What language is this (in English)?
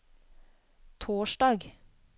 Norwegian